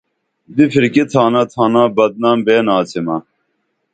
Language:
Dameli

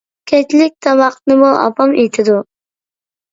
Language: Uyghur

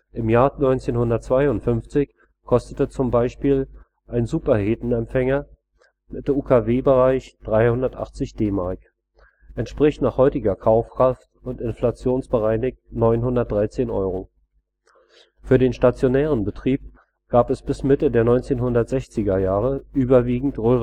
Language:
German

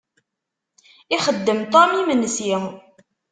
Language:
Kabyle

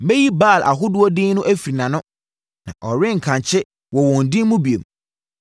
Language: Akan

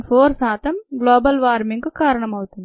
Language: Telugu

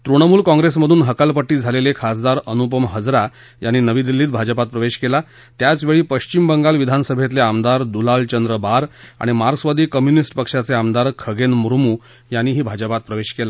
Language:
Marathi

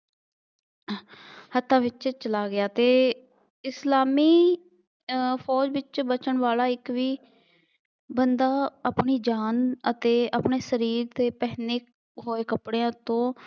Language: Punjabi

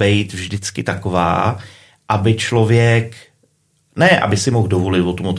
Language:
Czech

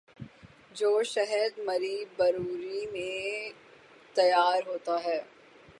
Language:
Urdu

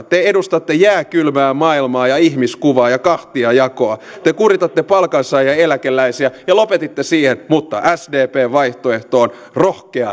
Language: Finnish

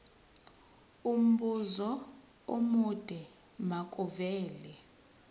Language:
Zulu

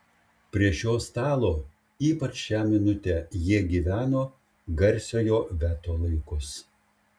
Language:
Lithuanian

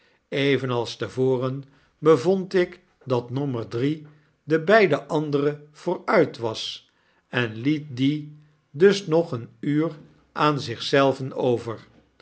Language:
Dutch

